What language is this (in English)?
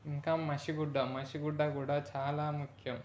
Telugu